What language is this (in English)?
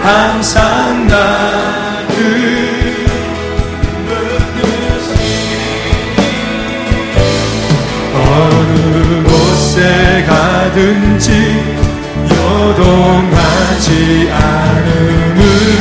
Korean